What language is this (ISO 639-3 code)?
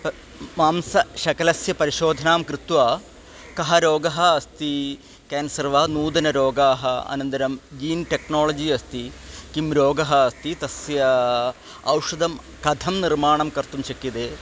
san